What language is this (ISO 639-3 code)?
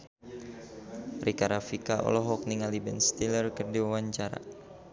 sun